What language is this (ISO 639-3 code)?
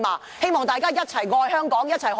yue